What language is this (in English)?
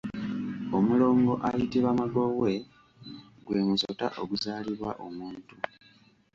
Ganda